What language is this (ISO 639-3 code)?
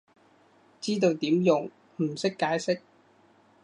yue